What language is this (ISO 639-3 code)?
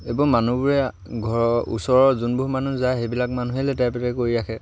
asm